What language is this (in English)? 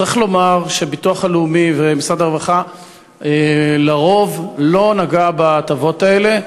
Hebrew